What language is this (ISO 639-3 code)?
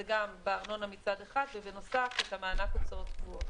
heb